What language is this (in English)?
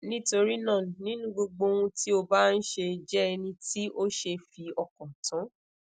Yoruba